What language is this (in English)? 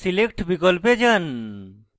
Bangla